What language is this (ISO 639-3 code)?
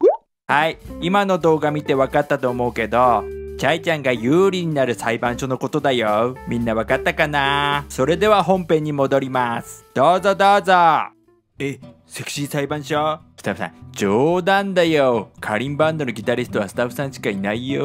jpn